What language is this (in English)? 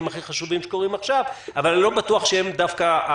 Hebrew